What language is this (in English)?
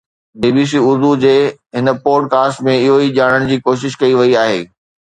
Sindhi